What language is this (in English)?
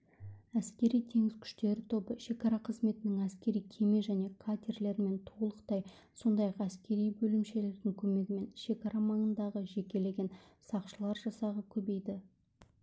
Kazakh